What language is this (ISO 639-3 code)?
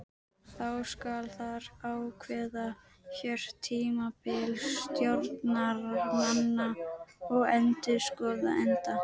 isl